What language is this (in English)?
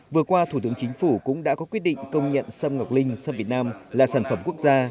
Vietnamese